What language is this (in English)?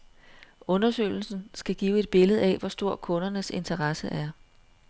Danish